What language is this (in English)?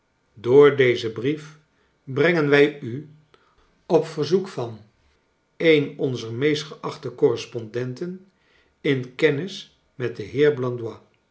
Dutch